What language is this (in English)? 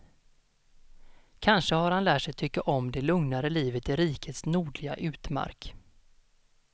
Swedish